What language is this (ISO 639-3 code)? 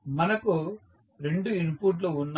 tel